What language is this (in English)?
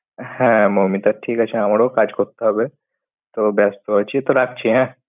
Bangla